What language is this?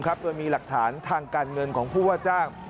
Thai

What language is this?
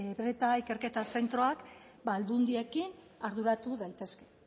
Basque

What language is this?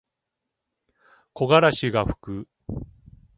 Japanese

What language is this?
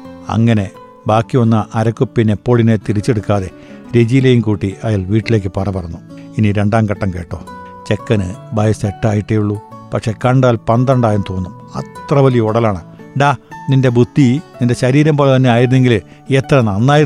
Malayalam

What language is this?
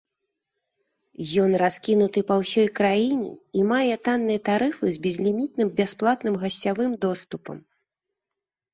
Belarusian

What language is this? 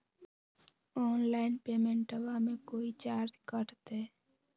Magahi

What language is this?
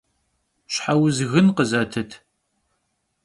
Kabardian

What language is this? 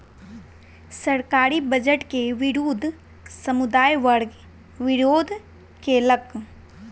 Maithili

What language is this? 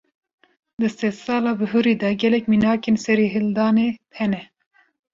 Kurdish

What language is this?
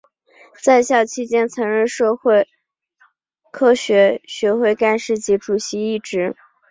Chinese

